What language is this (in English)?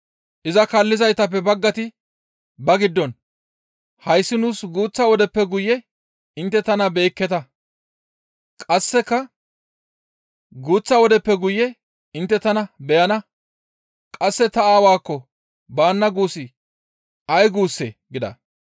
Gamo